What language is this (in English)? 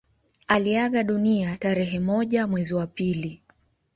Swahili